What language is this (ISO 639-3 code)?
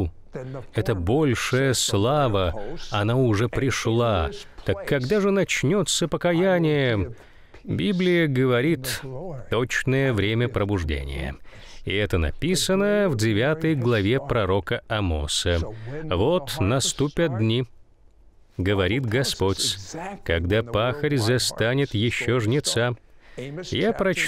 rus